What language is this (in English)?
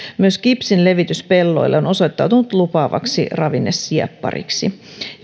Finnish